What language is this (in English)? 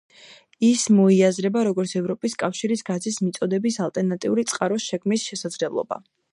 Georgian